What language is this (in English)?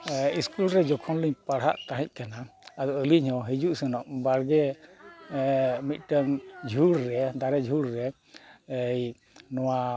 Santali